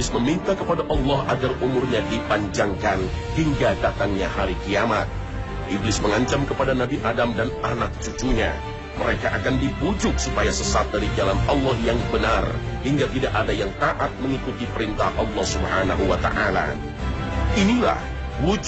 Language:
Indonesian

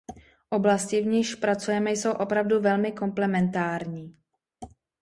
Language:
Czech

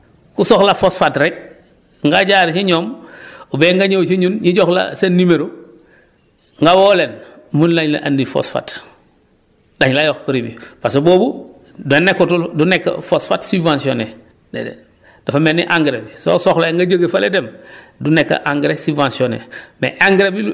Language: Wolof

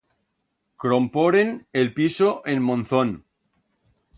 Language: Aragonese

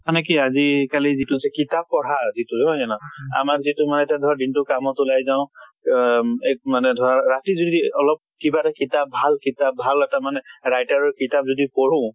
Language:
Assamese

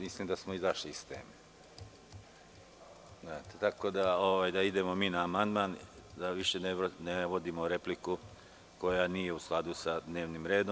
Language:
Serbian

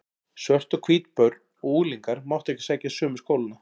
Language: Icelandic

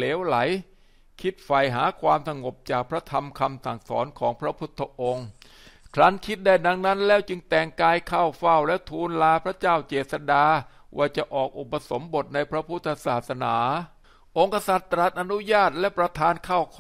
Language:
Thai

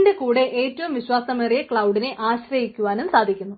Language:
Malayalam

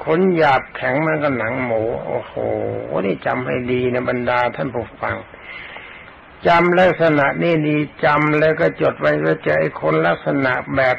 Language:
Thai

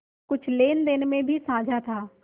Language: Hindi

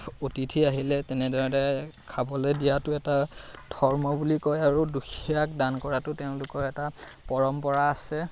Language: Assamese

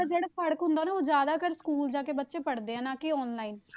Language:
Punjabi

